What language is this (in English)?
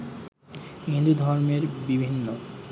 Bangla